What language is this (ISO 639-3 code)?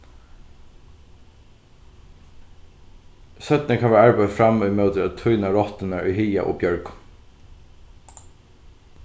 fao